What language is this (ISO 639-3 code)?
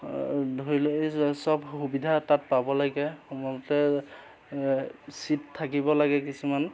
asm